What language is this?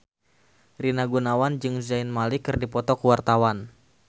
Sundanese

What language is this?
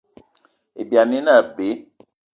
Eton (Cameroon)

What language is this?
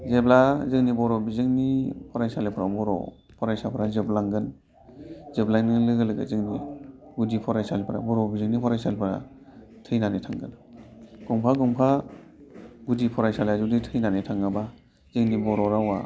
Bodo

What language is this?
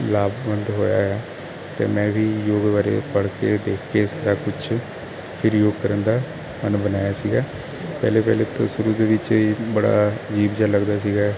Punjabi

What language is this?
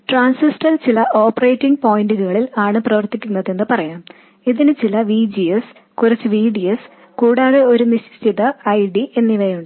Malayalam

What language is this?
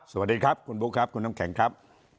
Thai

